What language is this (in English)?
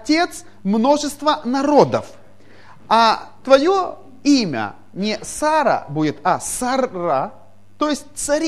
Russian